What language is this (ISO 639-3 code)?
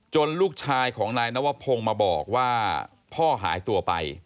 tha